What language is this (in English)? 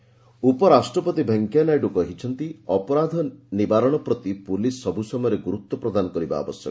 Odia